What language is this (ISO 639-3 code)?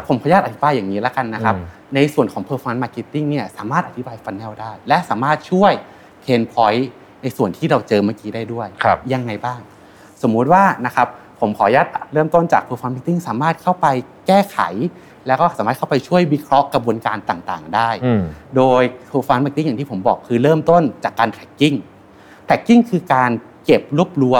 tha